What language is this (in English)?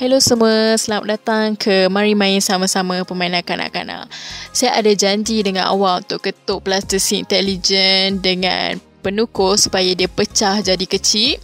Malay